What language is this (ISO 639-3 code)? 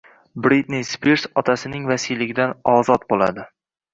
uzb